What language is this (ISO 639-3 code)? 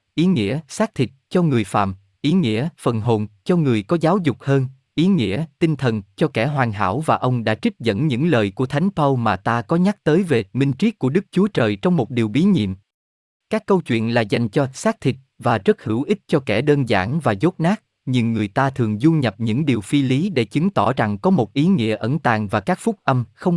vie